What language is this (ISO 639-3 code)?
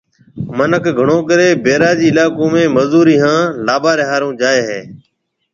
mve